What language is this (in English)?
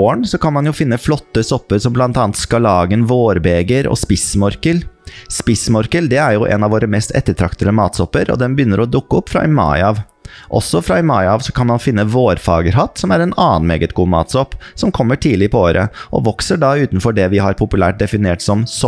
Norwegian